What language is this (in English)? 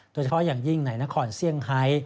Thai